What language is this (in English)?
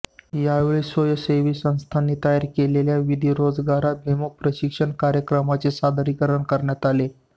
Marathi